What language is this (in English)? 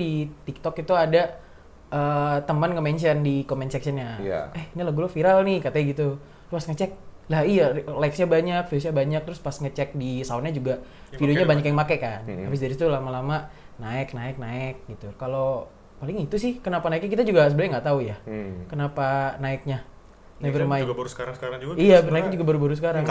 Indonesian